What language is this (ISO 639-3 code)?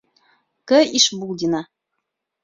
bak